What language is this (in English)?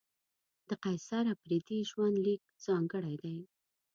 Pashto